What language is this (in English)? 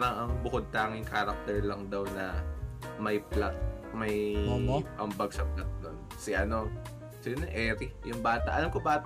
Filipino